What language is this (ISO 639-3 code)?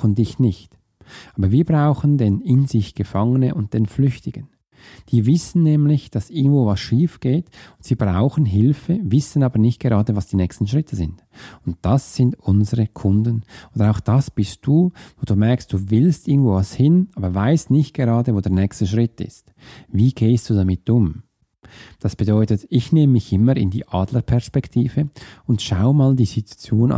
deu